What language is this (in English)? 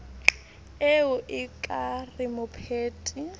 Southern Sotho